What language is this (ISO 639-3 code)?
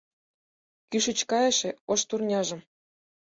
chm